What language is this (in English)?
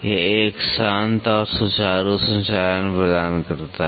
Hindi